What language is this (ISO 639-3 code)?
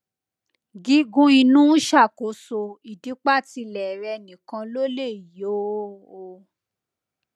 yor